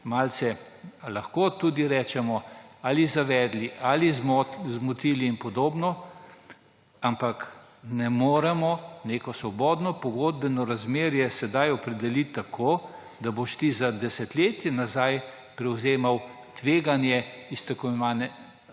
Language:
Slovenian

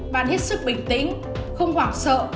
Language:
Vietnamese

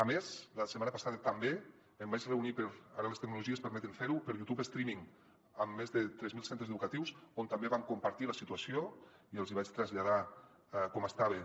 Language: Catalan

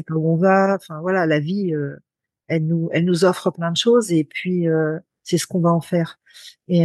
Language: French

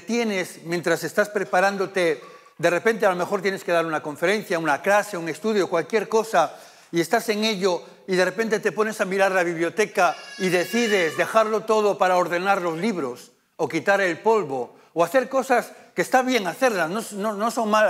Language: Spanish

